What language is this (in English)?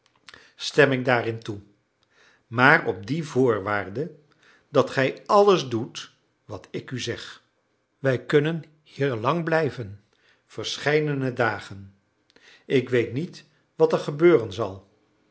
Dutch